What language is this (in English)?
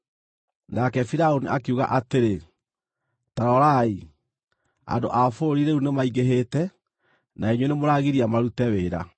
Kikuyu